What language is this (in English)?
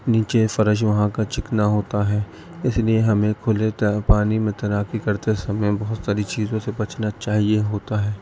Urdu